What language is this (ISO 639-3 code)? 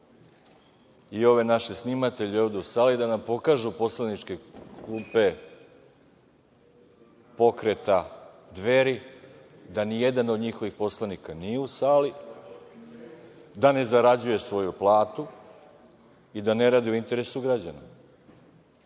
srp